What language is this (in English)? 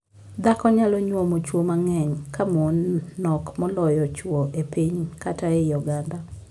Luo (Kenya and Tanzania)